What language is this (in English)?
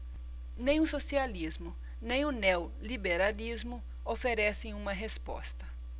Portuguese